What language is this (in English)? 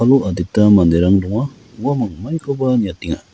Garo